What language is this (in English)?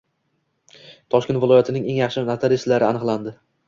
Uzbek